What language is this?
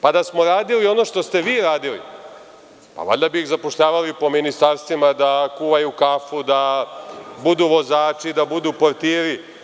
Serbian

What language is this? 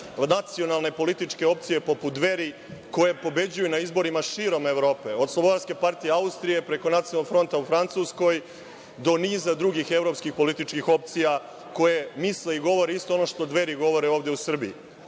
Serbian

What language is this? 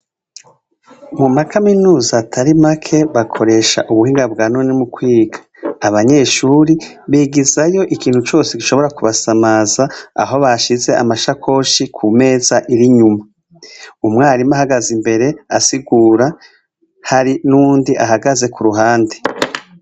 Rundi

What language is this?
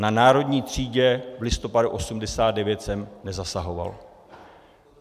Czech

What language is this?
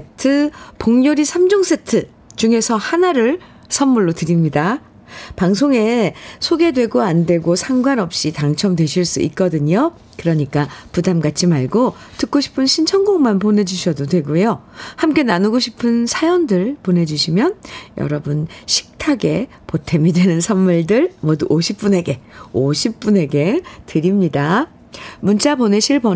Korean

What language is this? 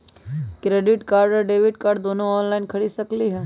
Magahi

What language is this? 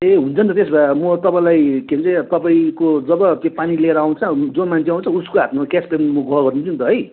Nepali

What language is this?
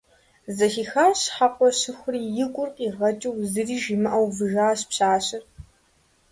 Kabardian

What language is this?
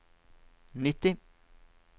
Norwegian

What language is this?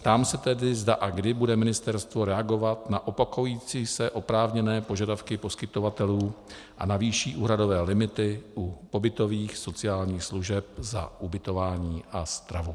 Czech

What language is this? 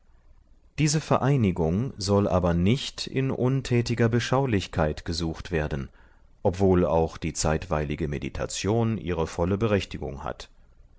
German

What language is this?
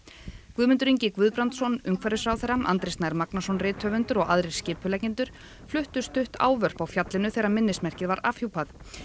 Icelandic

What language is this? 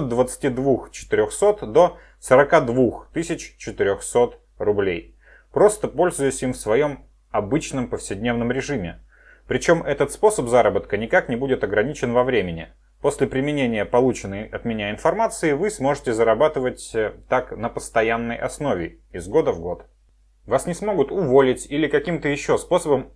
Russian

